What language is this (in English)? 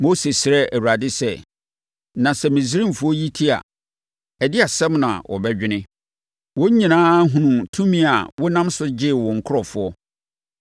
Akan